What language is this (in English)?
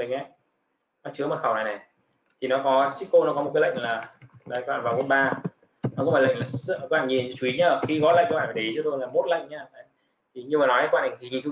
Vietnamese